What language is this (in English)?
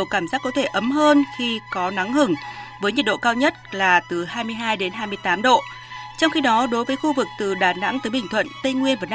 Vietnamese